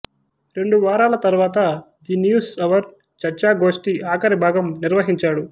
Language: Telugu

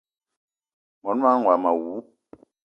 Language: Eton (Cameroon)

